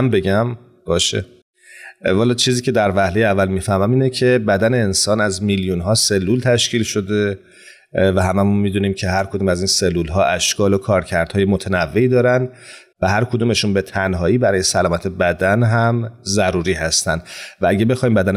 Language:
Persian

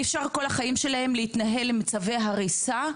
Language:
Hebrew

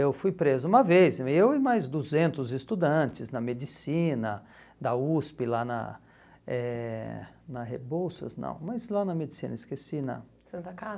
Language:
Portuguese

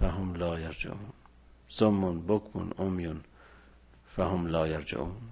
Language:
Persian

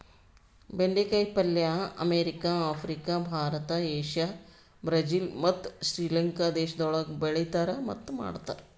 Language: Kannada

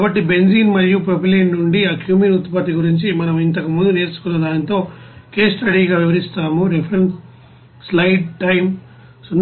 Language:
Telugu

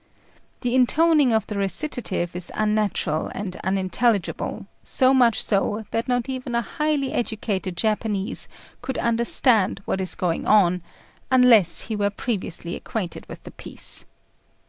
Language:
English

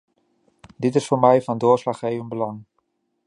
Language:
Dutch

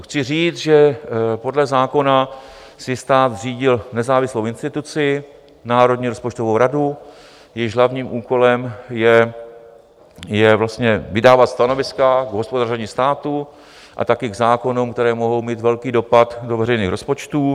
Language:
Czech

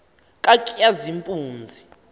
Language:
Xhosa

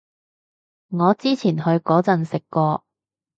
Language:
Cantonese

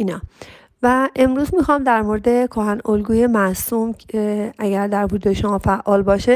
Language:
Persian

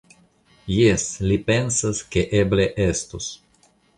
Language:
Esperanto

